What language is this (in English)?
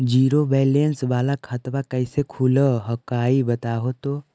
Magahi